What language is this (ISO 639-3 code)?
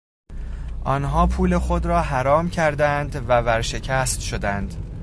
fas